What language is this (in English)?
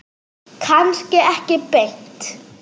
Icelandic